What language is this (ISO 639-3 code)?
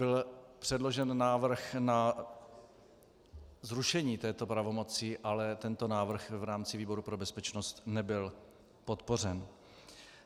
ces